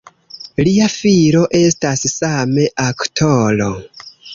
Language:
Esperanto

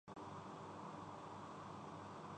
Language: Urdu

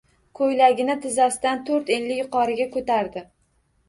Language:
Uzbek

